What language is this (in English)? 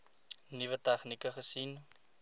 Afrikaans